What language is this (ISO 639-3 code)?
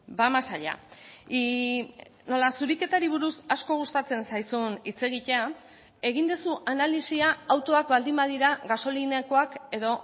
eus